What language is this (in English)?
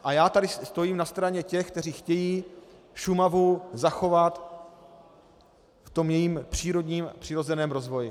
Czech